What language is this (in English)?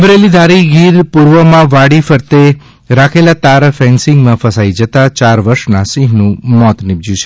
Gujarati